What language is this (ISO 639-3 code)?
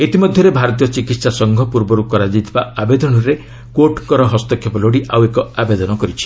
ori